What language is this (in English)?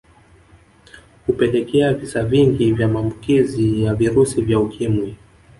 Swahili